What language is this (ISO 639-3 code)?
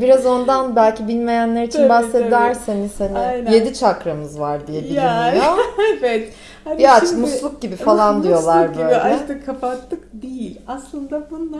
tur